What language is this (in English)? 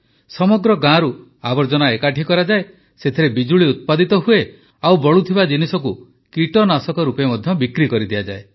Odia